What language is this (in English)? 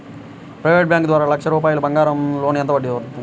Telugu